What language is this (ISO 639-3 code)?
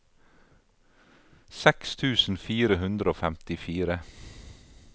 nor